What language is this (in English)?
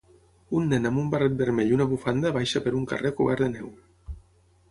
Catalan